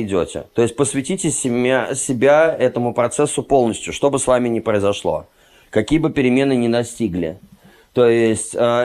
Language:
Russian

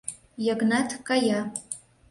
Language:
Mari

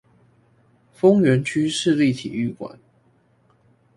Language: Chinese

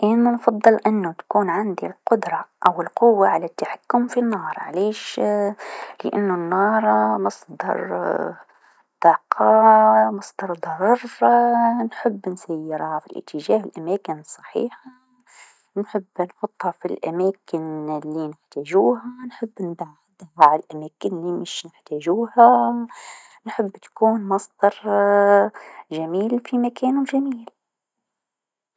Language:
Tunisian Arabic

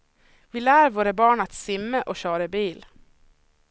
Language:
Swedish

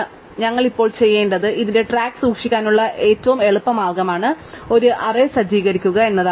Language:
Malayalam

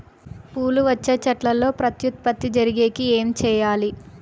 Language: Telugu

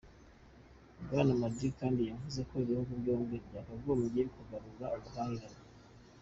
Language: Kinyarwanda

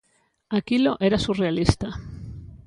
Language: Galician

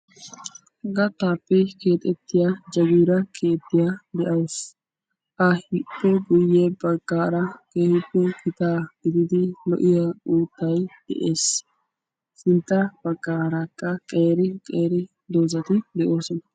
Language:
Wolaytta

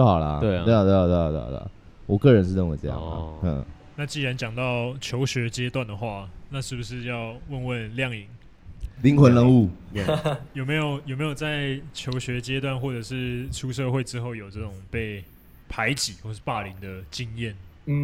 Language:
Chinese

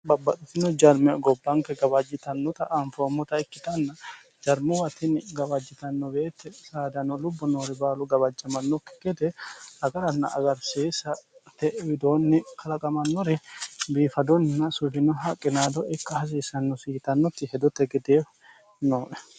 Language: Sidamo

